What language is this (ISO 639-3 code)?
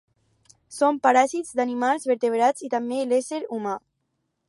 cat